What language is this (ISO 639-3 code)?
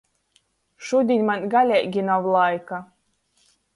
ltg